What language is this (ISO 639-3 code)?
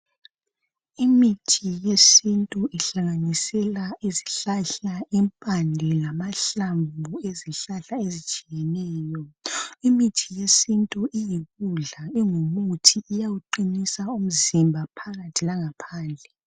nde